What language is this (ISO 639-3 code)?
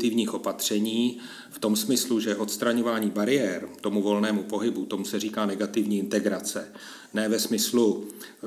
ces